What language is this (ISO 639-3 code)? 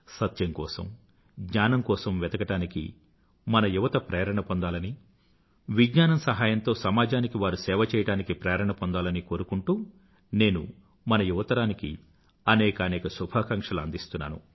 tel